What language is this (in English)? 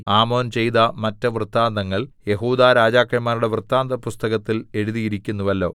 Malayalam